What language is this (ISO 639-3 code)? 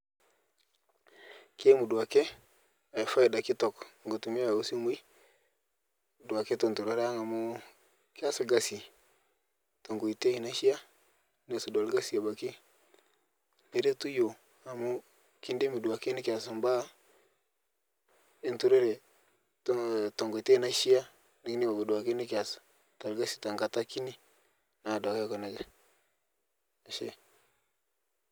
mas